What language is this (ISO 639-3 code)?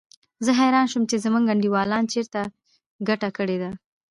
pus